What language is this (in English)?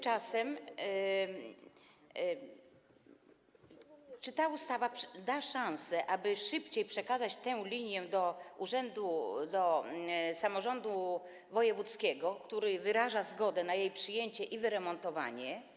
Polish